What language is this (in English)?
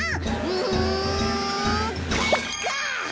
Japanese